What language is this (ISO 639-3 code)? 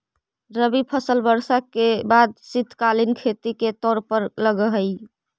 mag